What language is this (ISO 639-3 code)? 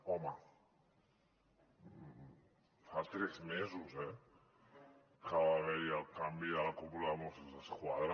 cat